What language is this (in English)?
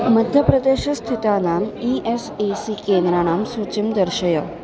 Sanskrit